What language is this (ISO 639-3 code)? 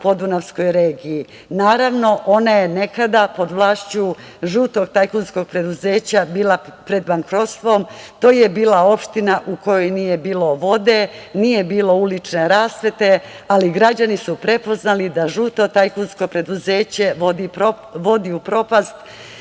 srp